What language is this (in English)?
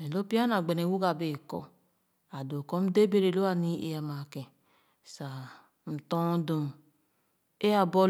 Khana